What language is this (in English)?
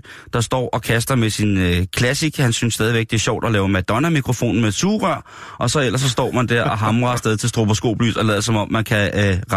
Danish